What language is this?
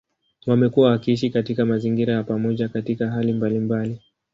Swahili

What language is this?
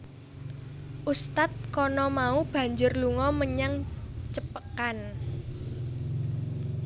Javanese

